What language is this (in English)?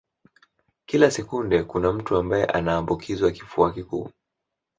Swahili